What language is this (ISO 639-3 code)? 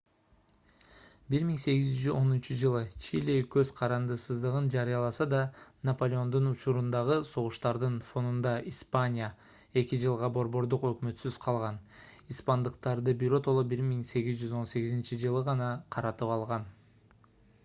kir